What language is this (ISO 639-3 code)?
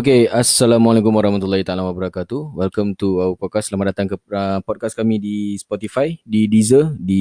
msa